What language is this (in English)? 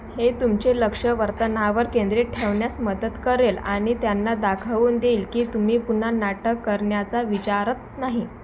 Marathi